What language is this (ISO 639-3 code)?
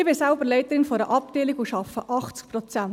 gsw